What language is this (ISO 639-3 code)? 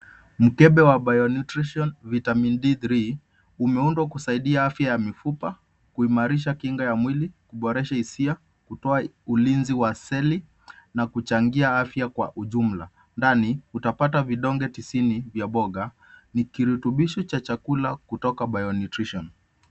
swa